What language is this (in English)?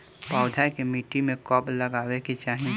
Bhojpuri